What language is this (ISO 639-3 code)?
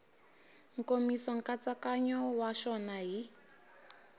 tso